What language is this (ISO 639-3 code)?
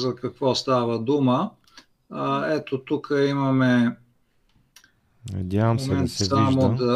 bul